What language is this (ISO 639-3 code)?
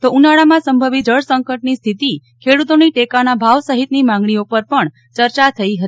guj